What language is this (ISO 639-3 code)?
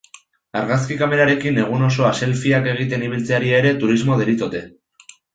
eus